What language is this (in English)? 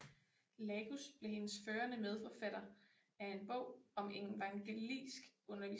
Danish